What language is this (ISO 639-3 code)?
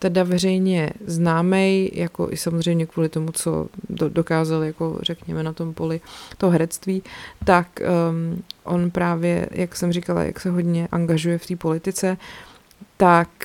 ces